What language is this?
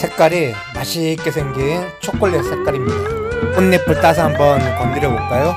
Korean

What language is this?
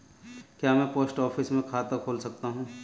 Hindi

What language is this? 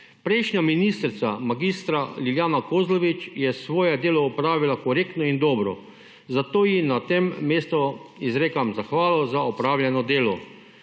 Slovenian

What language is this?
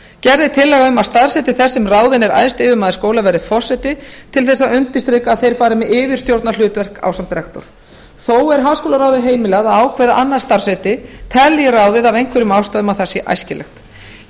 Icelandic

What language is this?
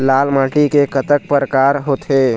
Chhattisgarhi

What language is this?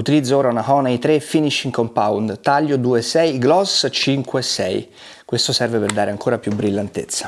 Italian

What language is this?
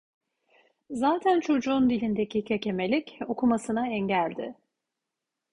Turkish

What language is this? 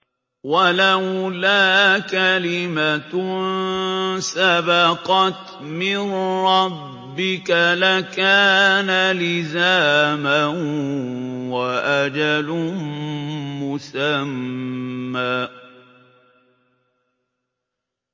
Arabic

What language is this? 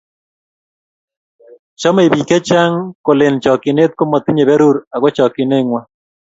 Kalenjin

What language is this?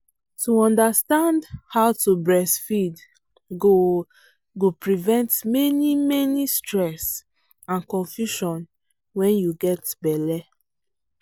Nigerian Pidgin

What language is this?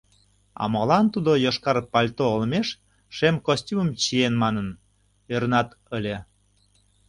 Mari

